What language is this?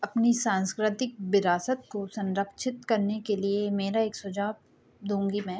Hindi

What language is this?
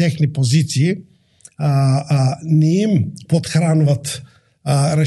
Bulgarian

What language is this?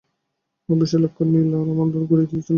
Bangla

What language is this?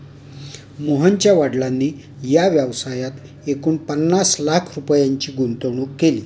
Marathi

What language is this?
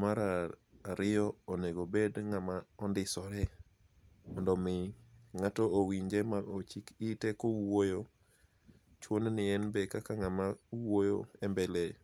Luo (Kenya and Tanzania)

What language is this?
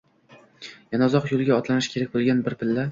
Uzbek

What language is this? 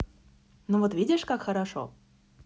Russian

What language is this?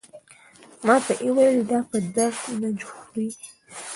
Pashto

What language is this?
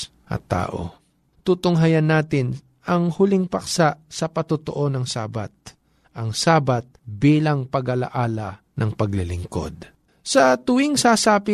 Filipino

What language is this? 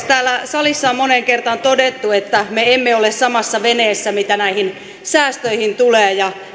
Finnish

